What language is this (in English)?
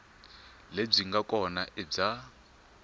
Tsonga